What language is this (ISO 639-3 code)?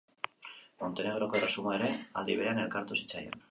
eus